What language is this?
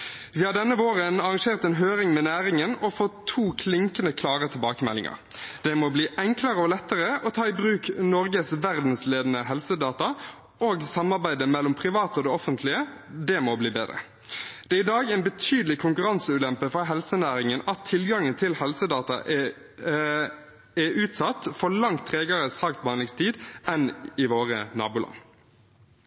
Norwegian Bokmål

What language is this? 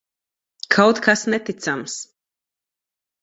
Latvian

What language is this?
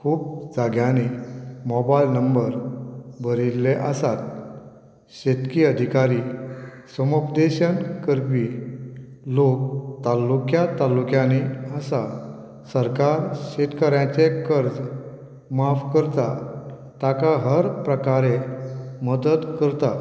Konkani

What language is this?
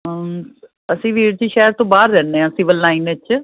Punjabi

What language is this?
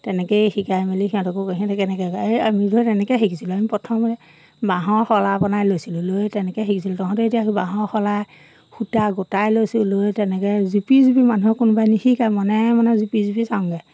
Assamese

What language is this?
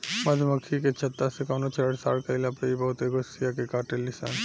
Bhojpuri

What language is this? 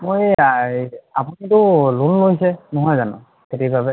Assamese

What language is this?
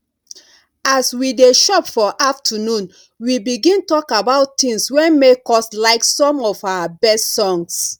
Nigerian Pidgin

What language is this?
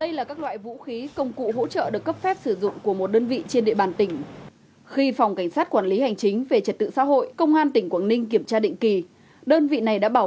Vietnamese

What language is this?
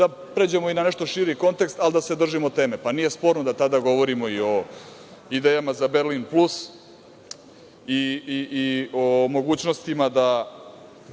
Serbian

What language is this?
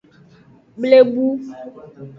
Aja (Benin)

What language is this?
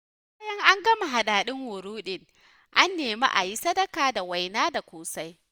Hausa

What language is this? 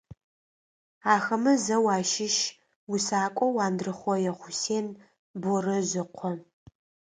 Adyghe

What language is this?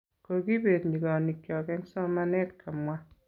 Kalenjin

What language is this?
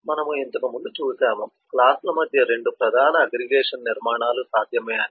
Telugu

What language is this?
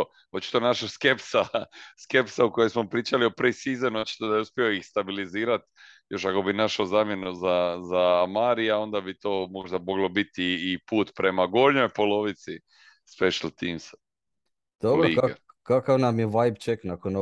Croatian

